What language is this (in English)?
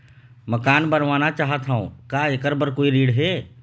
Chhattisgarhi